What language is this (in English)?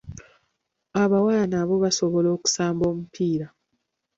Ganda